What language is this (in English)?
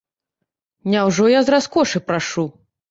Belarusian